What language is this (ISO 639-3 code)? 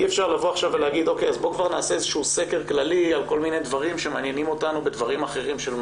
heb